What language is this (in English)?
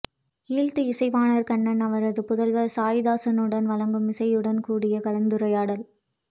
Tamil